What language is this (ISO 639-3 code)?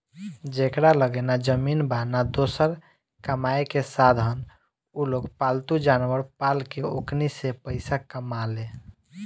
bho